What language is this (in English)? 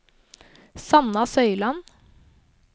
Norwegian